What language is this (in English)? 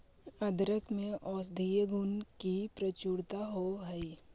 Magahi